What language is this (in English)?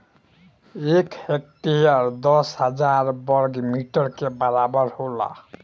Bhojpuri